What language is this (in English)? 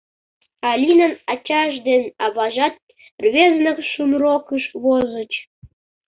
Mari